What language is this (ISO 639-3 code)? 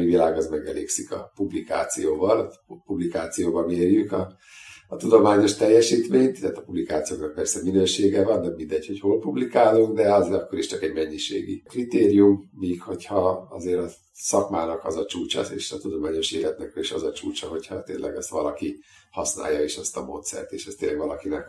hun